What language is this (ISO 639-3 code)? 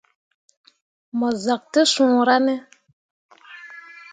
mua